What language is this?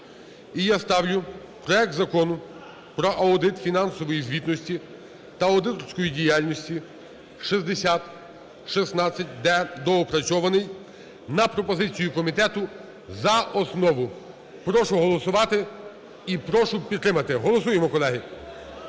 Ukrainian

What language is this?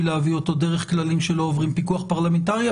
Hebrew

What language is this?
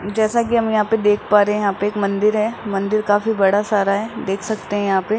Hindi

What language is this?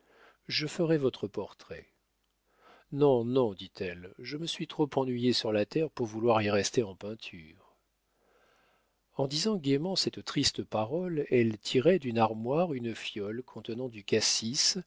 French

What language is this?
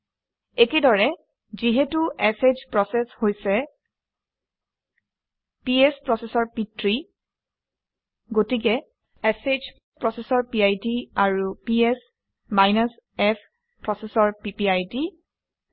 Assamese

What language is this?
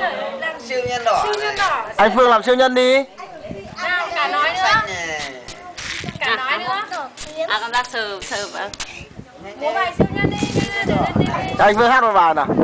Vietnamese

